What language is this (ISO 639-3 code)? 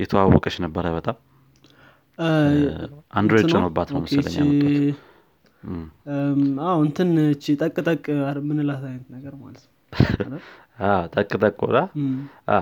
amh